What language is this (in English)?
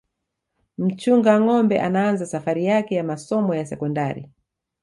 Swahili